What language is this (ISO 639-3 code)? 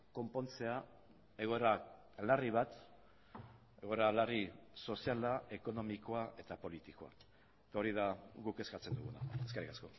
eus